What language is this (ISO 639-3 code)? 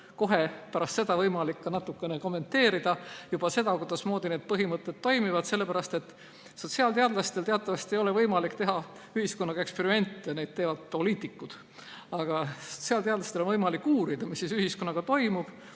est